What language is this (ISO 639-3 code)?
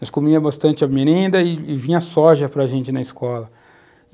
por